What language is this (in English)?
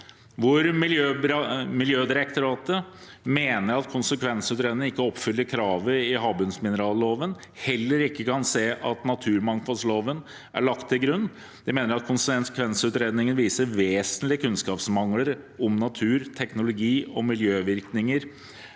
Norwegian